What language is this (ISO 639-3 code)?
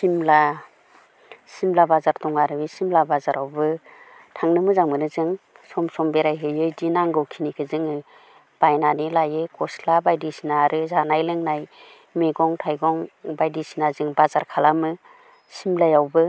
brx